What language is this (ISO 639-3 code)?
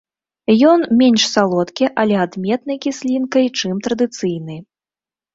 bel